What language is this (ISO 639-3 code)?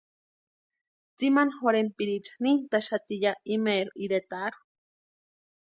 pua